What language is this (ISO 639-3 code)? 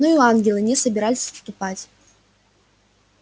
rus